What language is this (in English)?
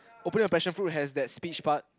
English